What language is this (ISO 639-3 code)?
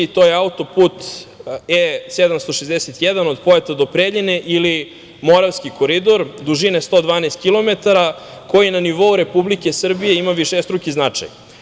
srp